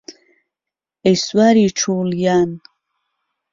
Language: Central Kurdish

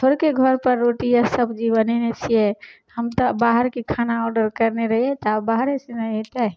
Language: Maithili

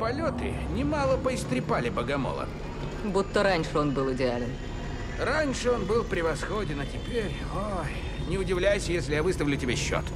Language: Russian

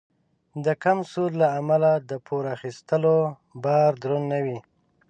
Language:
Pashto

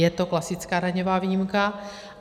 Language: Czech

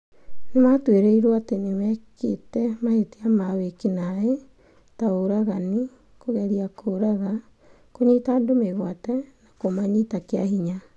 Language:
Kikuyu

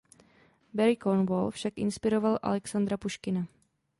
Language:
Czech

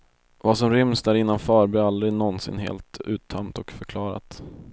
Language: Swedish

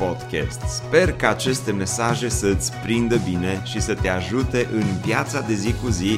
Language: Romanian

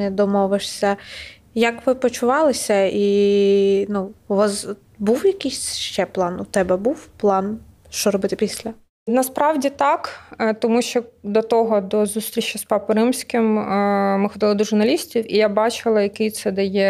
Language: Ukrainian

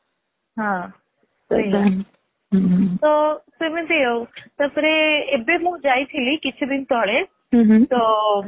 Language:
Odia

